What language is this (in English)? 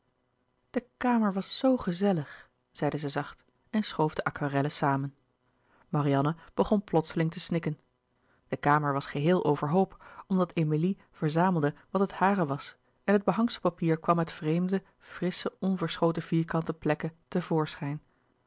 Dutch